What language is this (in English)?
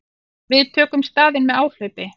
Icelandic